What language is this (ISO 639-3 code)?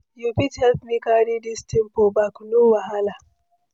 pcm